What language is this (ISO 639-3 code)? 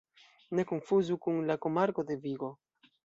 epo